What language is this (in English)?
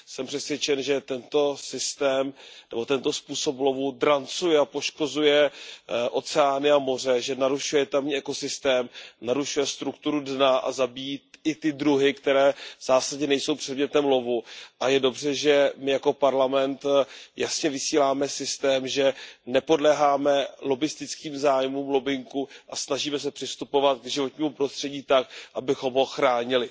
Czech